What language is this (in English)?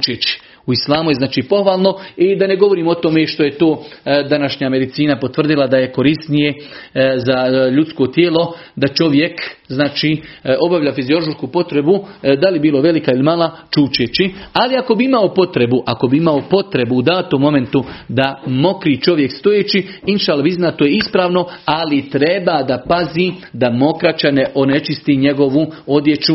Croatian